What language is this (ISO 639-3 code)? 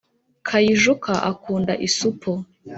kin